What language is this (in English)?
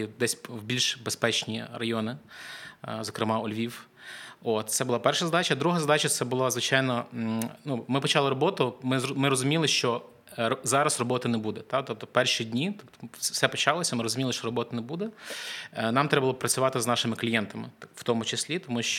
Ukrainian